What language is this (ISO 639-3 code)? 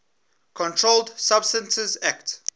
eng